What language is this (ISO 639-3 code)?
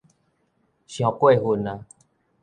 nan